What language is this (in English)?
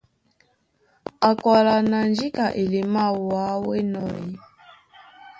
Duala